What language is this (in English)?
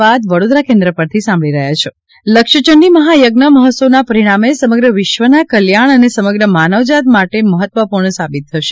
Gujarati